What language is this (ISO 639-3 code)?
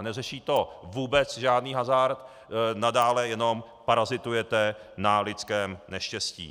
ces